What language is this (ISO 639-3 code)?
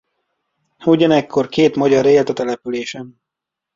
hun